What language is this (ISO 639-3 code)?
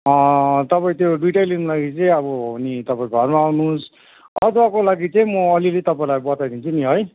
nep